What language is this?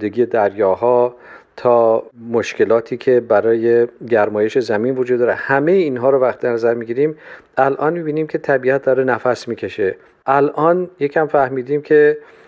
Persian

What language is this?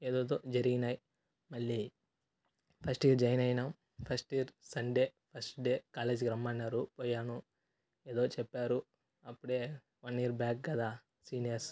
Telugu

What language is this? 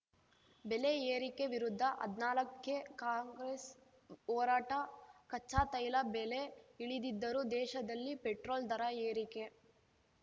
Kannada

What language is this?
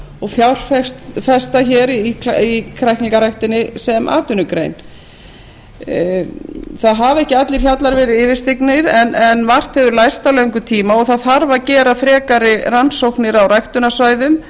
Icelandic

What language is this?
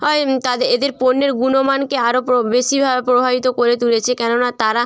Bangla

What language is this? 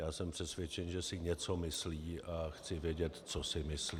Czech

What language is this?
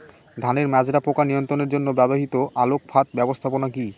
Bangla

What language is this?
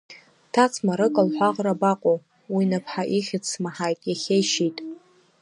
Abkhazian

